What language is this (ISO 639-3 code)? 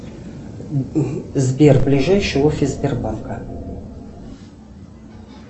rus